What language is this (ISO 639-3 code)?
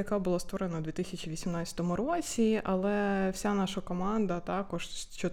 ukr